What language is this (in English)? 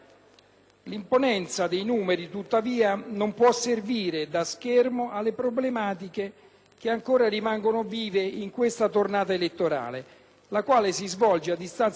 Italian